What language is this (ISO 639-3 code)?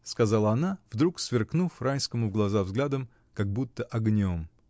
rus